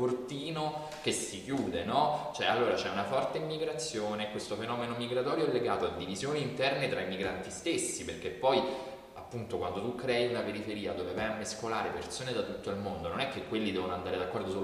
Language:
Italian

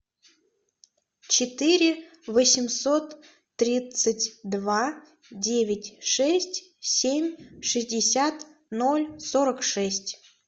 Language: Russian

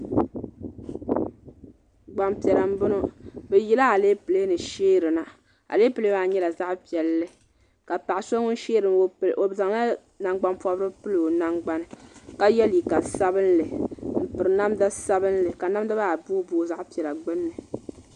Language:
Dagbani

